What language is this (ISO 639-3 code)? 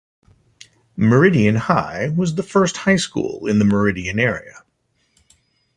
eng